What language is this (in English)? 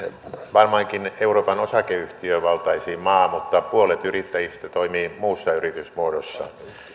Finnish